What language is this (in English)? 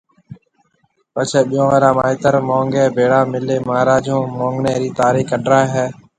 Marwari (Pakistan)